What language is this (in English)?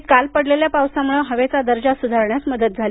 Marathi